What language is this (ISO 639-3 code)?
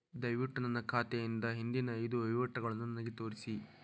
kan